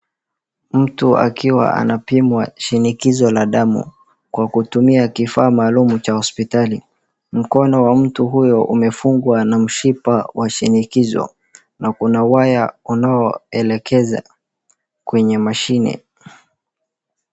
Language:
Swahili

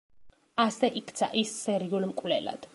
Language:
Georgian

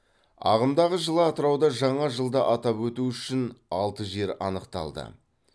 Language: Kazakh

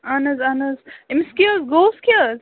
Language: Kashmiri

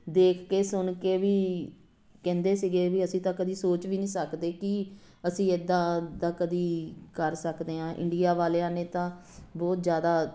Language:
Punjabi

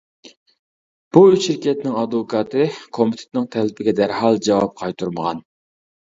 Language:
Uyghur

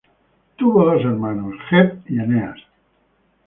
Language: Spanish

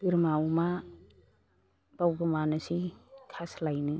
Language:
Bodo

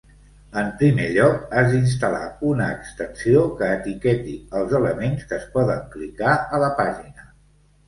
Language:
Catalan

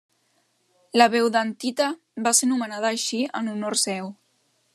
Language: Catalan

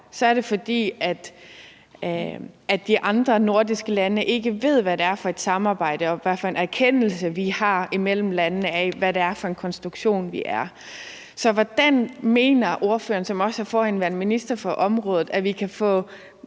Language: Danish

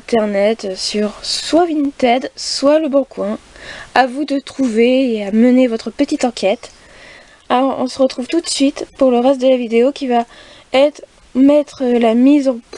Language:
French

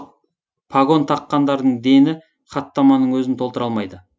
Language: Kazakh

